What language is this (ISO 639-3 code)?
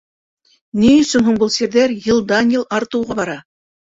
bak